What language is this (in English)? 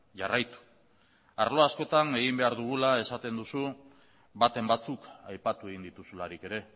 Basque